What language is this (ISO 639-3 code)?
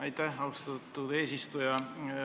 est